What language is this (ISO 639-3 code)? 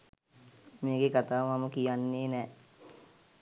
sin